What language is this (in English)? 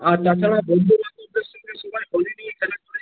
Bangla